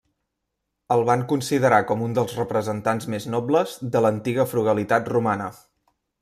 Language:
Catalan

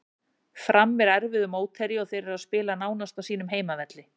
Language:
Icelandic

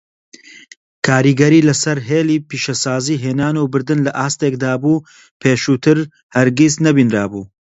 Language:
Central Kurdish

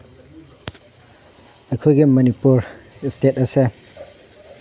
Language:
Manipuri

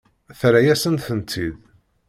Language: Kabyle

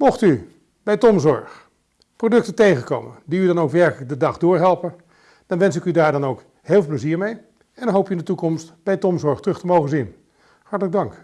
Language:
Dutch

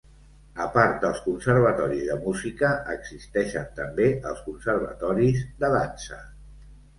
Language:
Catalan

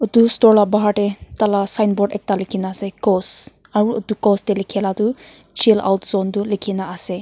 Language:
Naga Pidgin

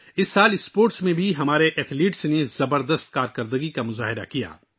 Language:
Urdu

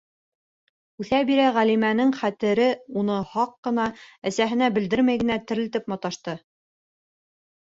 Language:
Bashkir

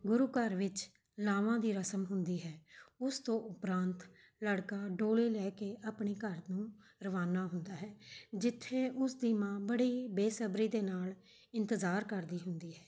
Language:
Punjabi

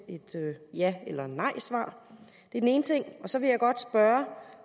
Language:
Danish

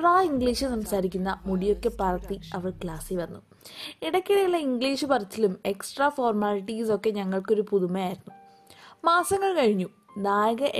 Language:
Malayalam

